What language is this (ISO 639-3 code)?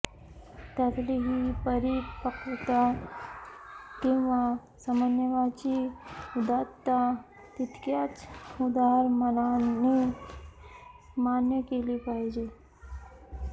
mar